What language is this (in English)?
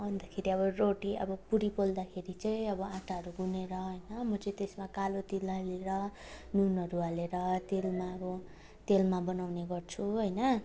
Nepali